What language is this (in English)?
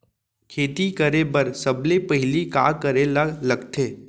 Chhattisgarhi